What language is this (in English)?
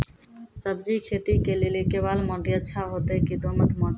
Maithili